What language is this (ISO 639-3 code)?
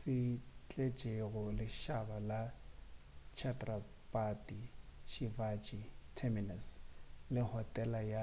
nso